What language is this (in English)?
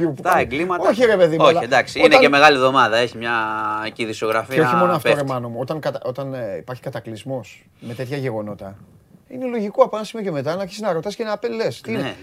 Greek